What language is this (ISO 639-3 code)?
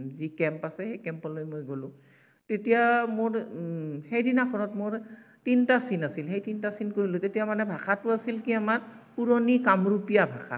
asm